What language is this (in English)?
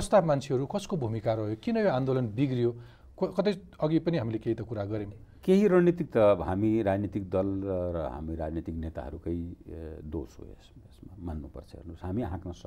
Hindi